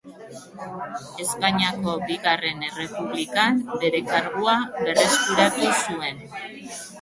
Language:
Basque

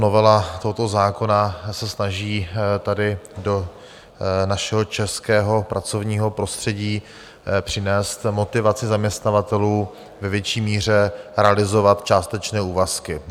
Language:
Czech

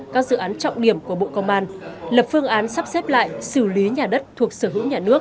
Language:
Vietnamese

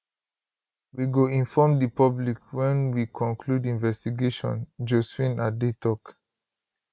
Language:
Nigerian Pidgin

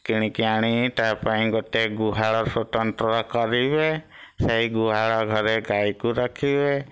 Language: Odia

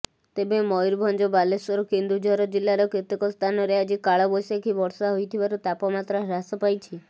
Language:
Odia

